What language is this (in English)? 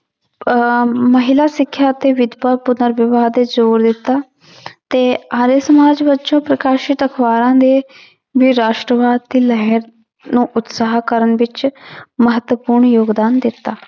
Punjabi